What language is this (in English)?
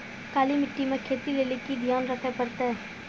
Maithili